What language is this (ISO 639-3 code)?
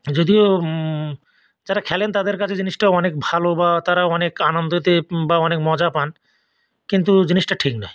ben